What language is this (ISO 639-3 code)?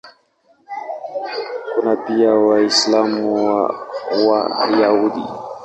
swa